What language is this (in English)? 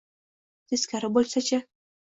Uzbek